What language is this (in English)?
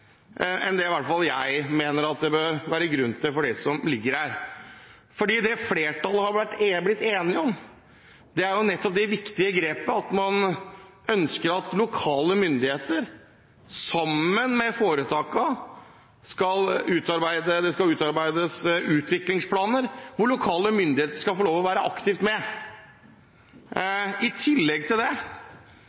Norwegian Bokmål